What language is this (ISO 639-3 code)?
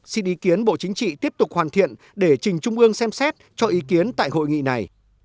vie